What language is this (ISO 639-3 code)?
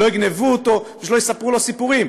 heb